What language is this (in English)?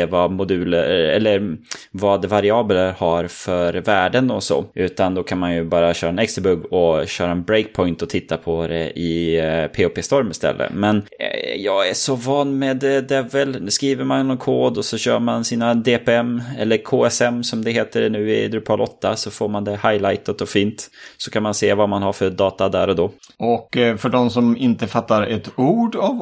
Swedish